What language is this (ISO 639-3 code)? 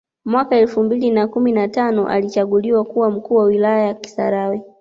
swa